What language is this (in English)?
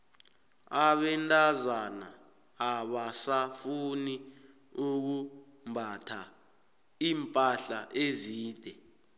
South Ndebele